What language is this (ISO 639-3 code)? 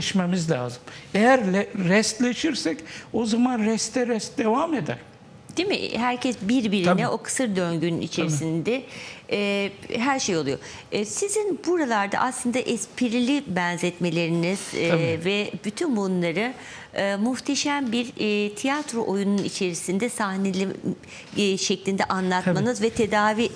tur